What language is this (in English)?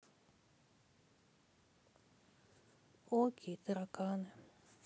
Russian